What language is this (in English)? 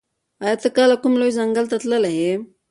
Pashto